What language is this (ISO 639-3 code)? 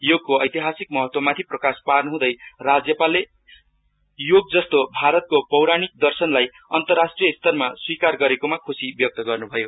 nep